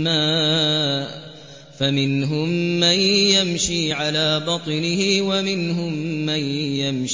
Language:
Arabic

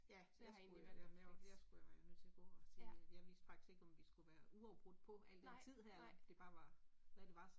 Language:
Danish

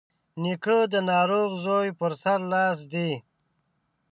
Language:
Pashto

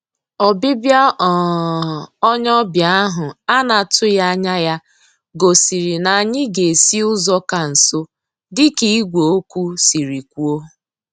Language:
Igbo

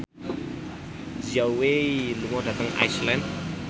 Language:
Javanese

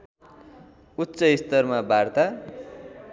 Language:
Nepali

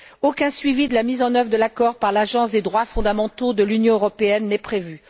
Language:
French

